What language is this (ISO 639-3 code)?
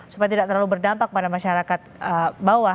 ind